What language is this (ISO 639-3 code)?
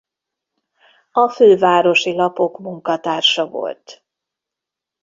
hun